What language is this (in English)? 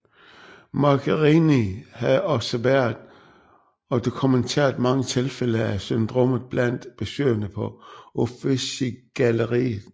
Danish